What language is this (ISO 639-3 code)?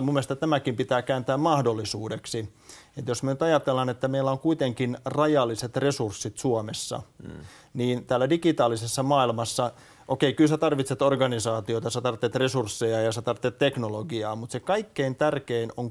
fin